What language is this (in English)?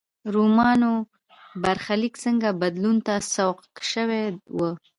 Pashto